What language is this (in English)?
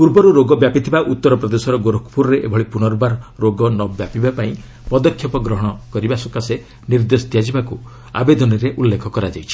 Odia